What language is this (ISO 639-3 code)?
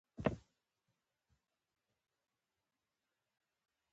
pus